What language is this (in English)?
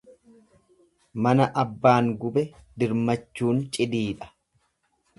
Oromo